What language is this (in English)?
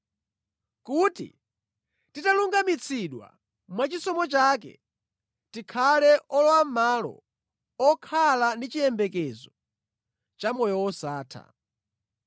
Nyanja